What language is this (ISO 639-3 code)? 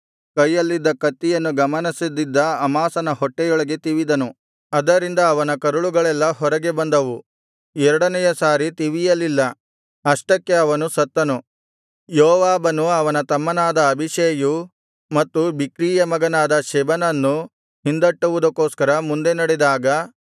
kan